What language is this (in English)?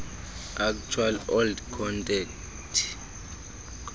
Xhosa